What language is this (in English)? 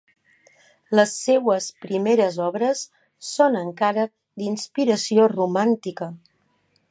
Catalan